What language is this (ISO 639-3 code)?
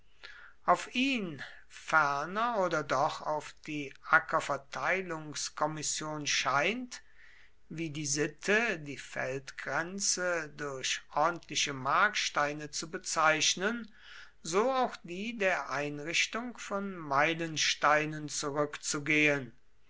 deu